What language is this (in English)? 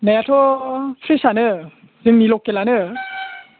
Bodo